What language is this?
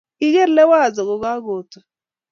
Kalenjin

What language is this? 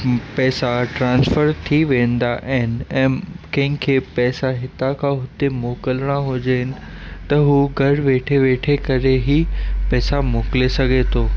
Sindhi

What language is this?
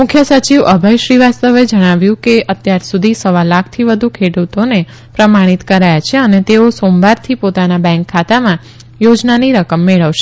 Gujarati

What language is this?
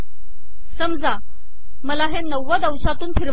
Marathi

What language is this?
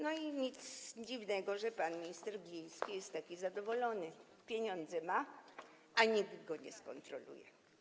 Polish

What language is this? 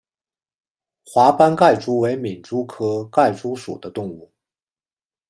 Chinese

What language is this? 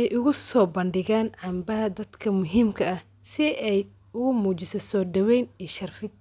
Somali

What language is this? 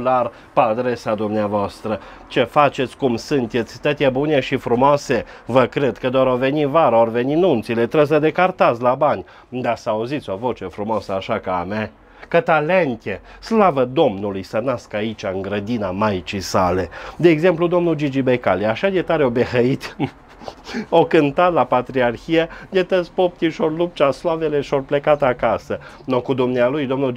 Romanian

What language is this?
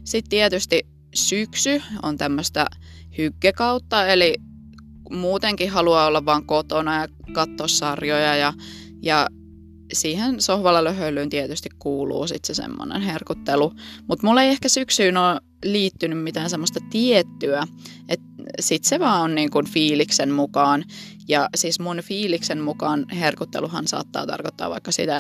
Finnish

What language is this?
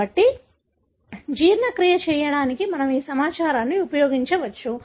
Telugu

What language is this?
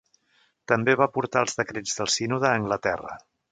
Catalan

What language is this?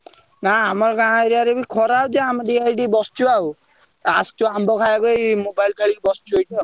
Odia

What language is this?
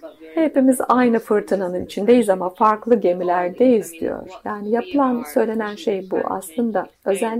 Turkish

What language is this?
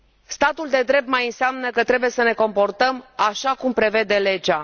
Romanian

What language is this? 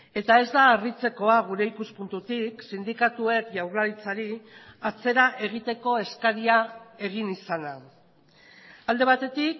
Basque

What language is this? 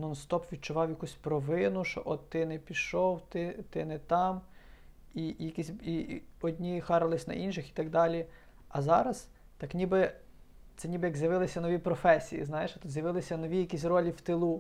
Ukrainian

